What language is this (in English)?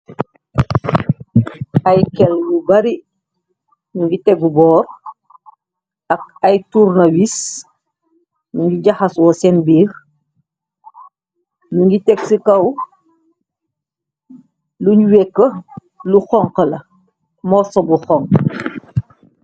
Wolof